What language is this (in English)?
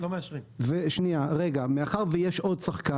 Hebrew